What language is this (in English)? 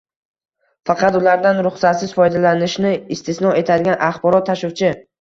Uzbek